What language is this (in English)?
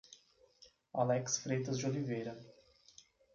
Portuguese